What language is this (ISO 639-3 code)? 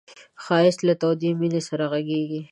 pus